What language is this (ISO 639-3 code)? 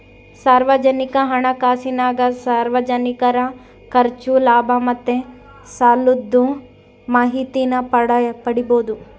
kan